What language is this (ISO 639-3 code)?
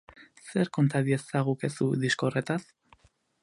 eus